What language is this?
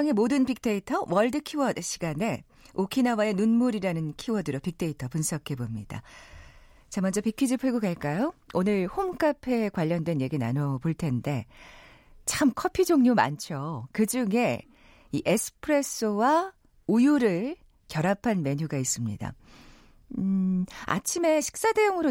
Korean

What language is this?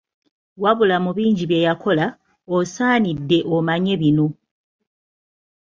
Ganda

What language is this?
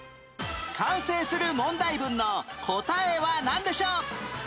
Japanese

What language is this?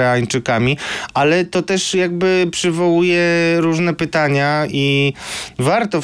Polish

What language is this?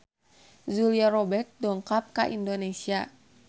Sundanese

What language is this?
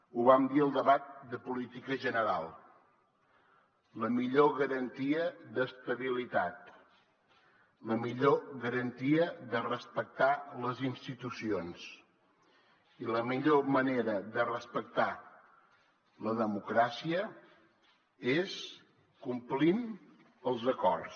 Catalan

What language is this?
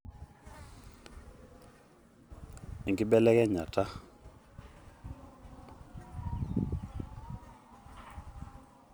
Masai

